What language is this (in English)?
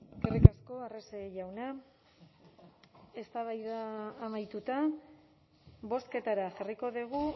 Basque